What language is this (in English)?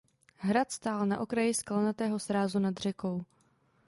Czech